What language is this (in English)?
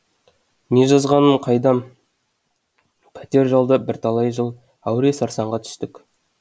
Kazakh